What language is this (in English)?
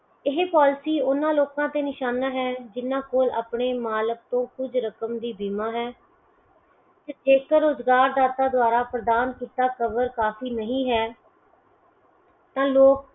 Punjabi